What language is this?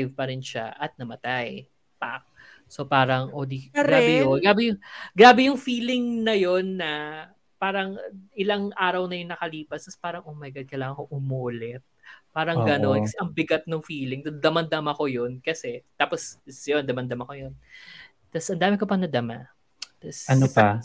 Filipino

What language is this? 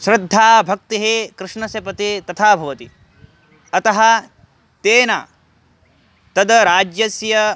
Sanskrit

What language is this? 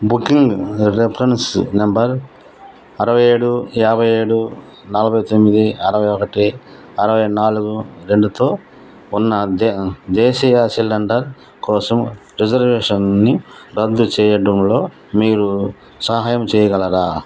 Telugu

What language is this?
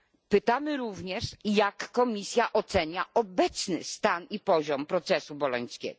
Polish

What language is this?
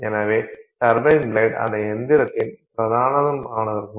Tamil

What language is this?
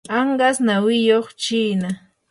Yanahuanca Pasco Quechua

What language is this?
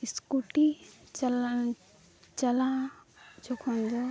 Santali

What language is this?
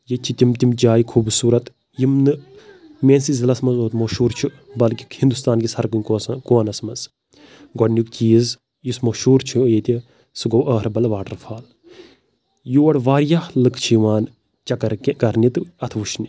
Kashmiri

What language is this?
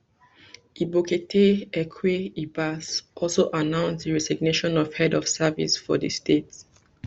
Nigerian Pidgin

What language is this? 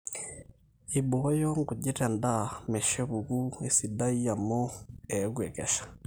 Masai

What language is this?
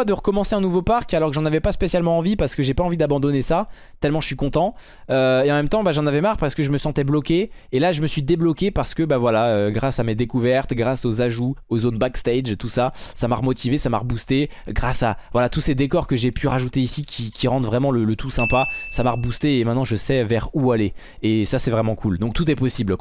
French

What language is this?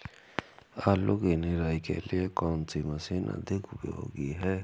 Hindi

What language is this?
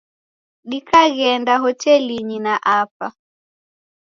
Taita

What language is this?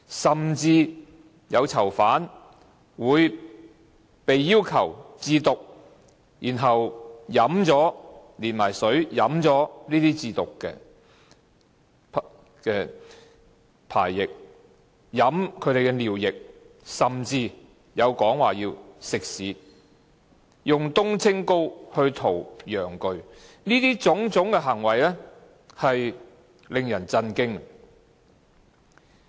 Cantonese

